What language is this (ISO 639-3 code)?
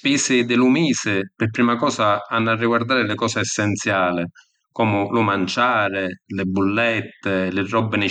scn